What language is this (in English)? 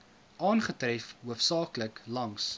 Afrikaans